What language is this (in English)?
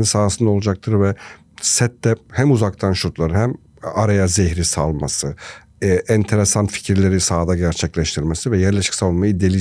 Turkish